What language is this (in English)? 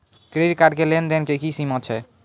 Maithili